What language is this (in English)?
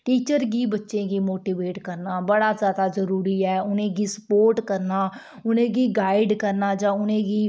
Dogri